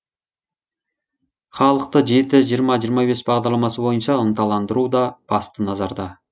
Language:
Kazakh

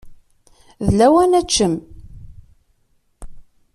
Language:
Kabyle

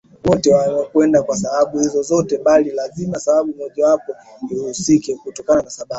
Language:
Swahili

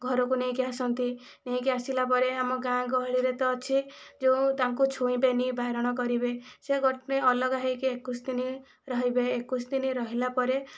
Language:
Odia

